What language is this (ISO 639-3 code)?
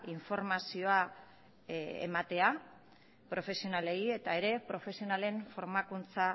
eus